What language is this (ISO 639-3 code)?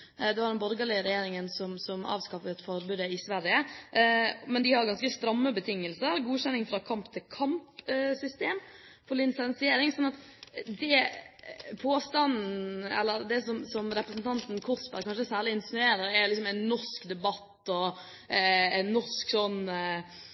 nob